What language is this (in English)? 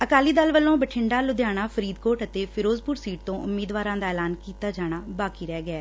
Punjabi